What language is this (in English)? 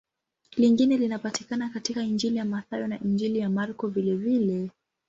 Swahili